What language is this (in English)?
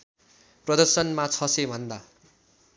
Nepali